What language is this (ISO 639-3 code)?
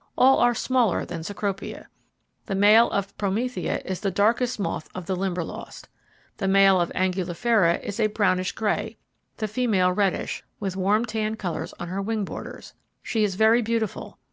eng